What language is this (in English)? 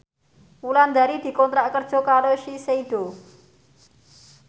Javanese